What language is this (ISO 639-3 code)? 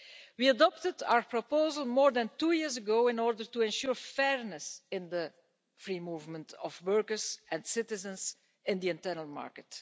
eng